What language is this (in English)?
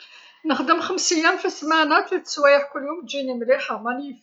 Algerian Arabic